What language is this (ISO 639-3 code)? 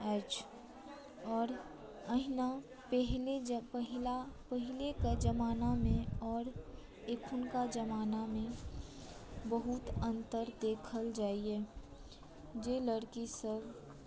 mai